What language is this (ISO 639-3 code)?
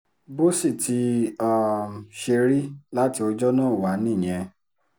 yor